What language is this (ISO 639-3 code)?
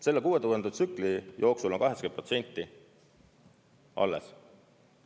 est